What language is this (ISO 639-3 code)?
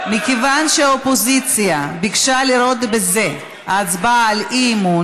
heb